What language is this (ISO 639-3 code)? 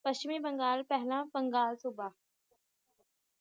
pan